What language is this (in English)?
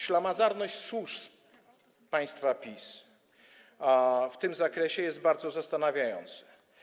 Polish